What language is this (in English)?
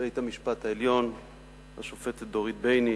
Hebrew